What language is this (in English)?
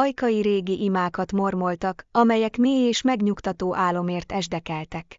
Hungarian